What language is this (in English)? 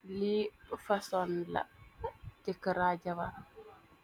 Wolof